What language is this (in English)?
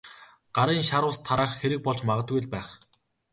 Mongolian